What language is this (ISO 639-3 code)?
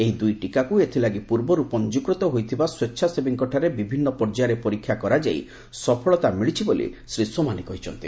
ori